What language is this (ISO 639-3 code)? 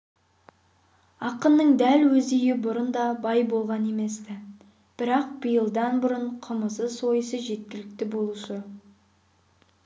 kaz